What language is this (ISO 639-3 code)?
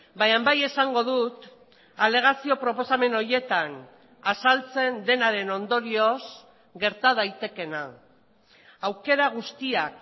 eus